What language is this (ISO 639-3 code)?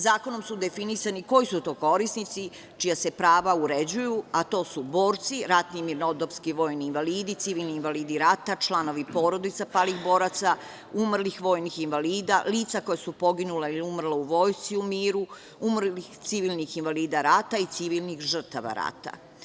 srp